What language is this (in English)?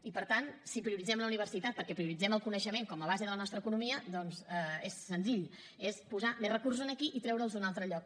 Catalan